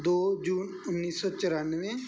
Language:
Punjabi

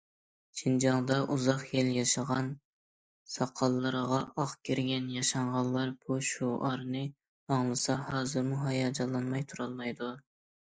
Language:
Uyghur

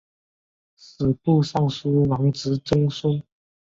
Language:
Chinese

